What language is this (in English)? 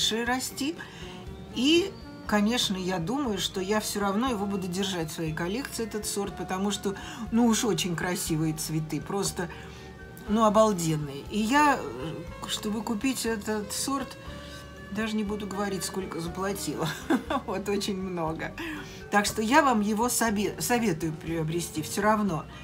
Russian